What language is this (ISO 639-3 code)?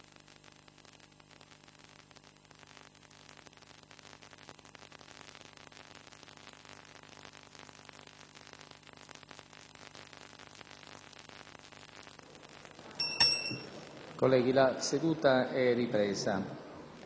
ita